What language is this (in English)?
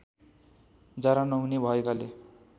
Nepali